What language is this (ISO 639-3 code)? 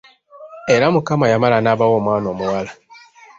lug